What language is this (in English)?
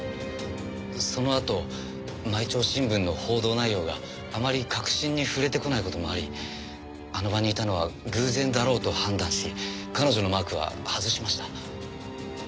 Japanese